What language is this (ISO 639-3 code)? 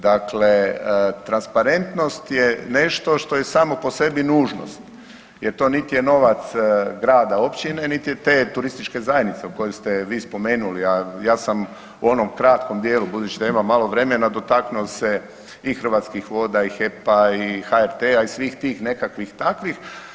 hrv